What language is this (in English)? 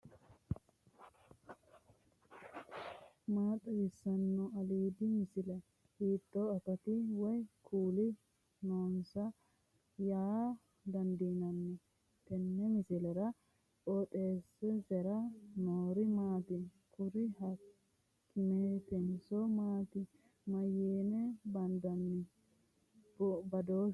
Sidamo